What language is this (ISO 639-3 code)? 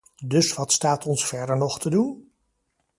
nld